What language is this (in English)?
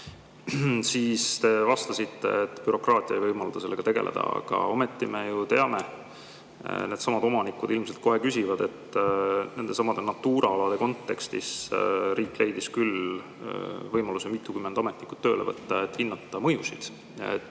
Estonian